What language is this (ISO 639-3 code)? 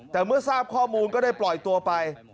tha